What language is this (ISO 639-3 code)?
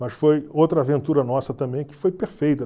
por